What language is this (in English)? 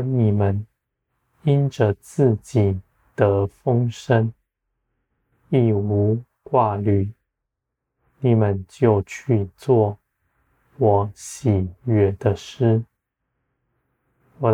Chinese